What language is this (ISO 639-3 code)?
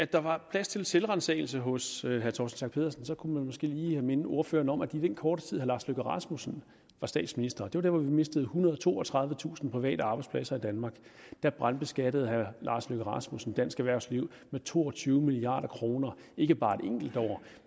dan